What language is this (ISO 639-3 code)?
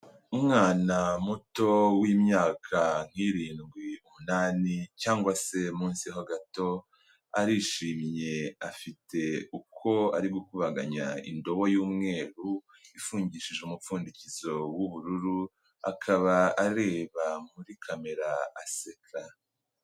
kin